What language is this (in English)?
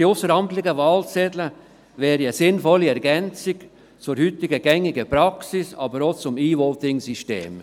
Swiss German